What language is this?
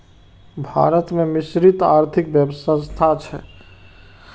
Maithili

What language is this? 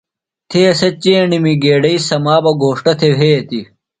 Phalura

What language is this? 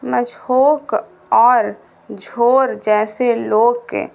Urdu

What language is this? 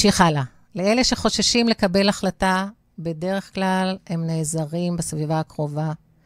Hebrew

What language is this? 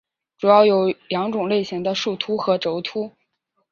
Chinese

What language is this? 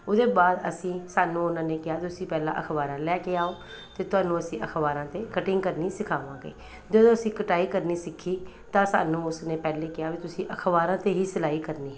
Punjabi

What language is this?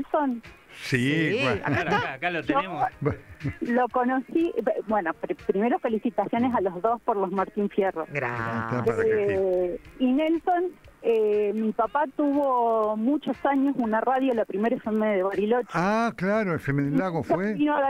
Spanish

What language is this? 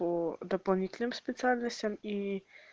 Russian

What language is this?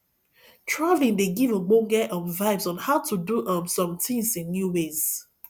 Nigerian Pidgin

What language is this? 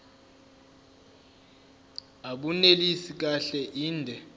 Zulu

